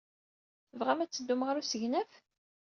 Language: Kabyle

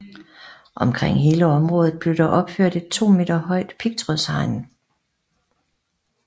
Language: Danish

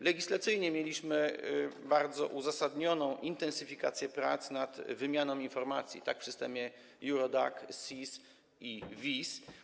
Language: Polish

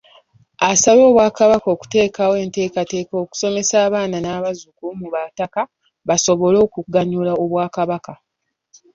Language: Ganda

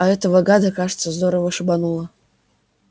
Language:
Russian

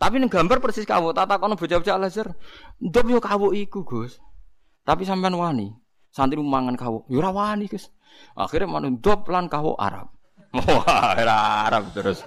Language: Indonesian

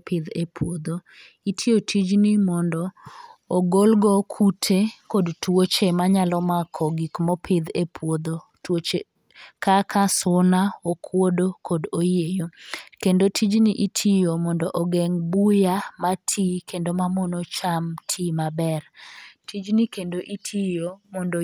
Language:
Luo (Kenya and Tanzania)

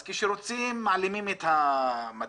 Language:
Hebrew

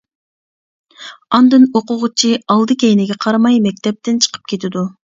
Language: Uyghur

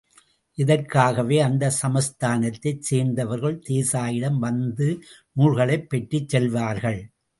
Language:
Tamil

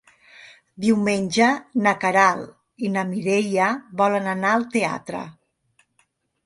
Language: Catalan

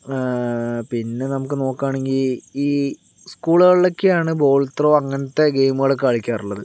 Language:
Malayalam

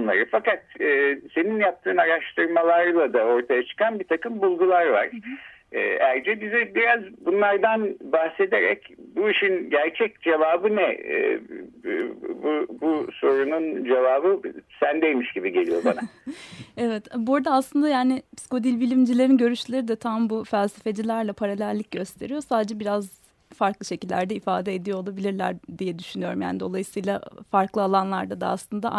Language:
Turkish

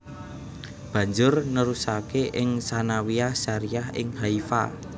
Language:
Javanese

